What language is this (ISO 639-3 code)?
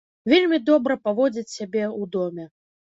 bel